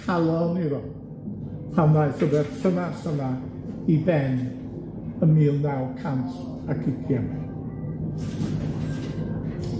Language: Welsh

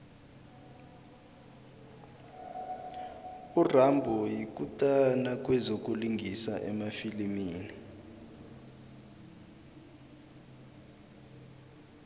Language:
South Ndebele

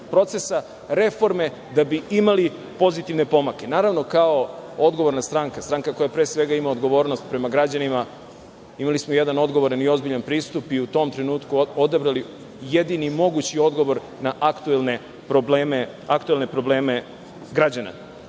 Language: Serbian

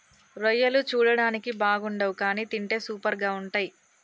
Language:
Telugu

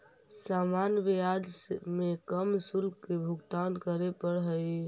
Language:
Magahi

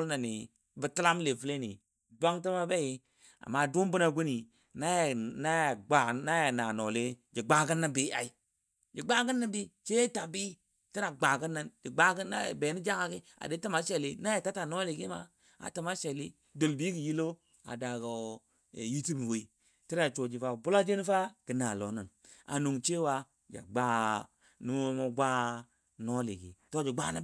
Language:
Dadiya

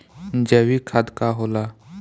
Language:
Bhojpuri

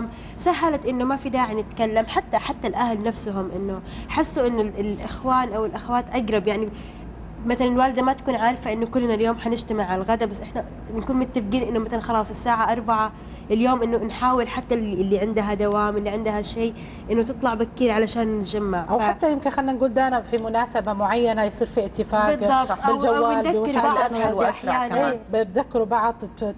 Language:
Arabic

